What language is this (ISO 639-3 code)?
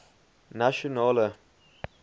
afr